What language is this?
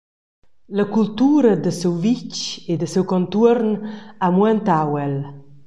Romansh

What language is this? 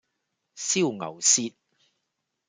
Cantonese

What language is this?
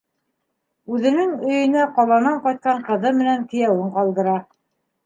Bashkir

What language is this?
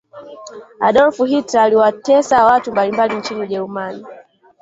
Swahili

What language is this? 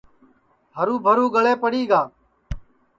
Sansi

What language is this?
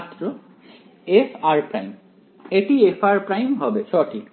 Bangla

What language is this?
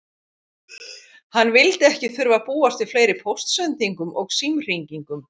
Icelandic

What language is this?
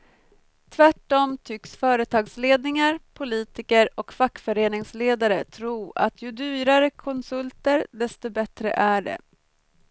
Swedish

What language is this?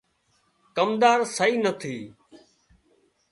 Wadiyara Koli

